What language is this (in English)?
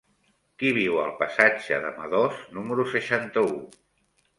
Catalan